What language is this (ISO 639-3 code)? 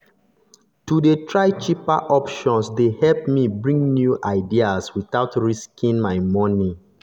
pcm